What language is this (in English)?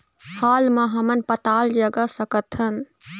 Chhattisgarhi